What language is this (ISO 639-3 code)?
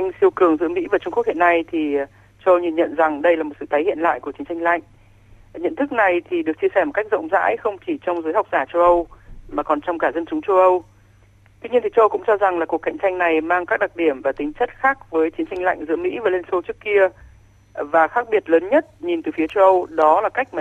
vie